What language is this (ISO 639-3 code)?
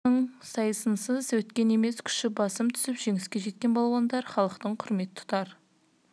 kaz